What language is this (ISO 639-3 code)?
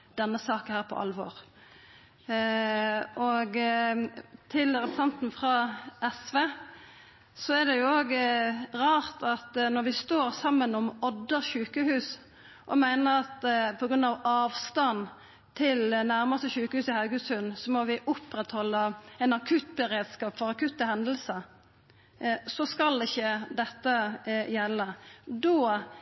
nno